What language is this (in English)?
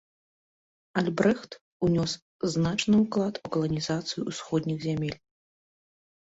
Belarusian